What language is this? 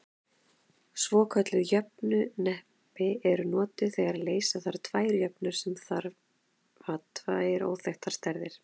Icelandic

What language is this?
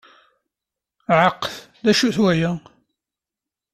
Kabyle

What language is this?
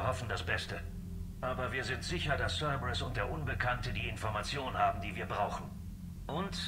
German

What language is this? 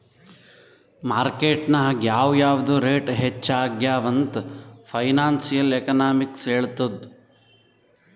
Kannada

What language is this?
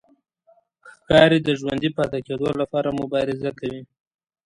Pashto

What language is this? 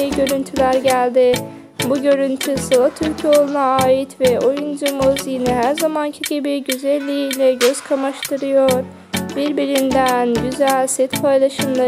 Turkish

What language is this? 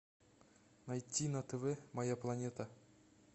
Russian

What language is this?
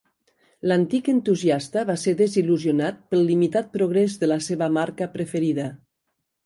Catalan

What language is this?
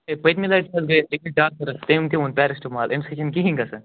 Kashmiri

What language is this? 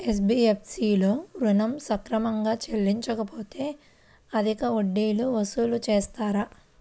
Telugu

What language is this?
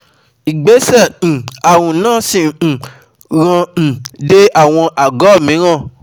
Yoruba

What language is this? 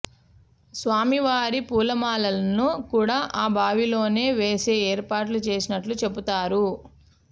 Telugu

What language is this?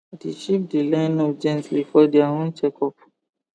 Nigerian Pidgin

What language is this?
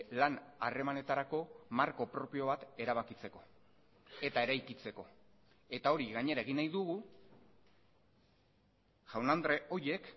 Basque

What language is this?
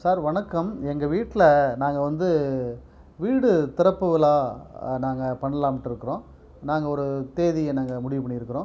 Tamil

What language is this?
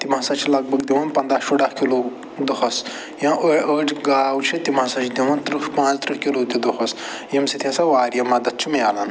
Kashmiri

